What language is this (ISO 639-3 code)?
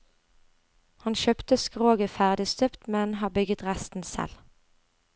nor